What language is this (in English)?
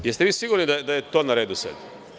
Serbian